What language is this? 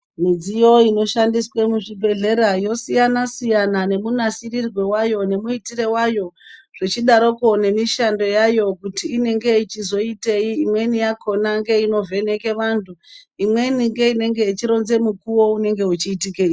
Ndau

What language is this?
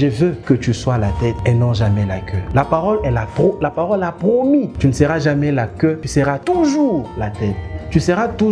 French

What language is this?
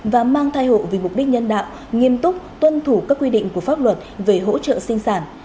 Vietnamese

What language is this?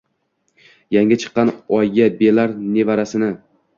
Uzbek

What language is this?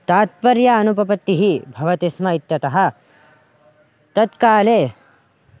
Sanskrit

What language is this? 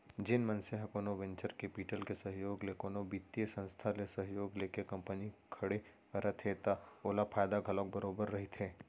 Chhattisgarhi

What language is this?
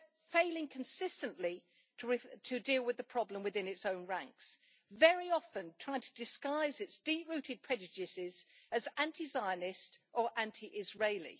English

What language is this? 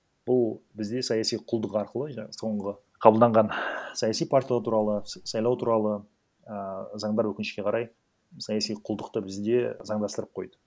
Kazakh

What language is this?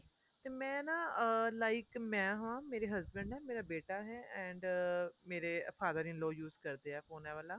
Punjabi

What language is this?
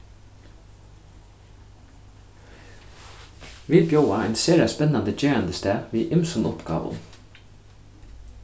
Faroese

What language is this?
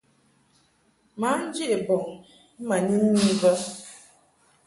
Mungaka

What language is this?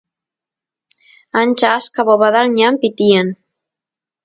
Santiago del Estero Quichua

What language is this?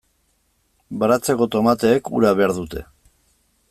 Basque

